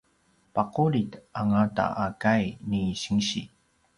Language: Paiwan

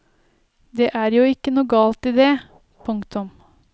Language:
Norwegian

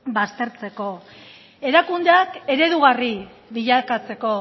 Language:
Basque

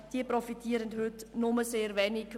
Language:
Swiss German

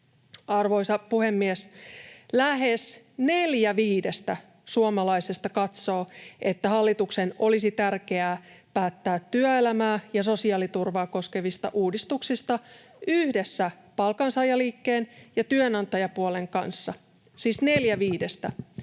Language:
Finnish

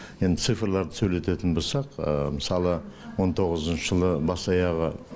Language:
Kazakh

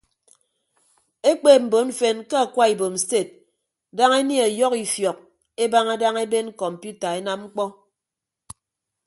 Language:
Ibibio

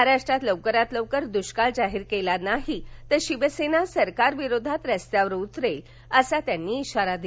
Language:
Marathi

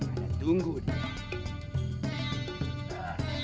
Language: Indonesian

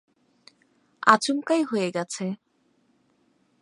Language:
Bangla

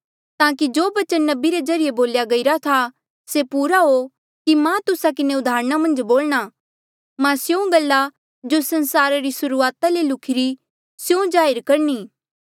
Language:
Mandeali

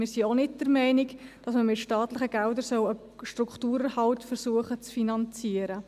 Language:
Swiss German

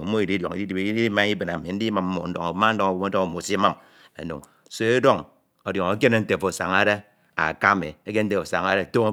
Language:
Ito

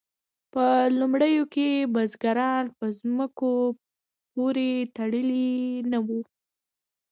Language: Pashto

